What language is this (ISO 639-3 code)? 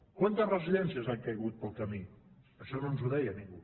cat